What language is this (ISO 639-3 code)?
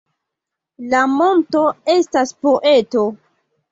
epo